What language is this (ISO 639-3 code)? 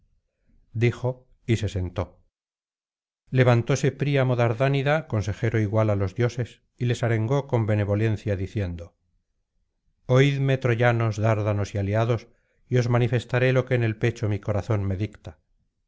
spa